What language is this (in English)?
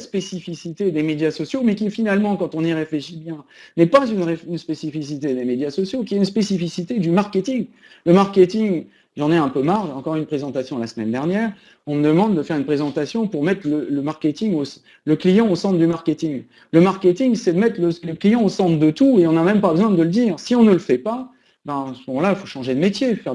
French